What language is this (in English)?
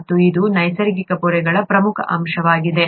Kannada